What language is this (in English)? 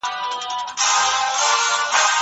Pashto